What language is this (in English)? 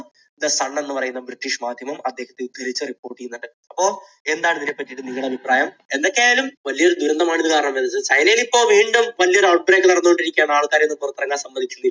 Malayalam